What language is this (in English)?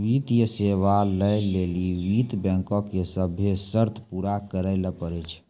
Maithili